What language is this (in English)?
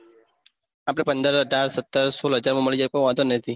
Gujarati